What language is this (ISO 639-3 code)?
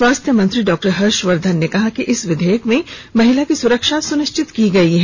hin